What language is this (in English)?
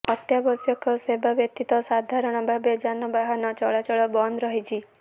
Odia